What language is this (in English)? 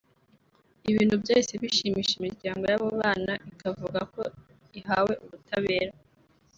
Kinyarwanda